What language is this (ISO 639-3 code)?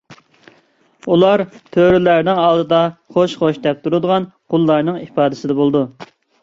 uig